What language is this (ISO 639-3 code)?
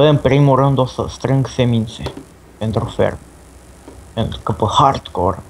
ron